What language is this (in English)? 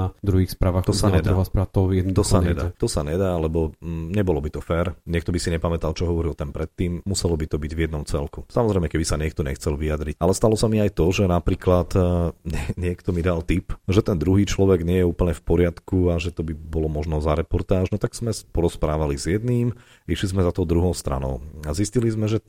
Slovak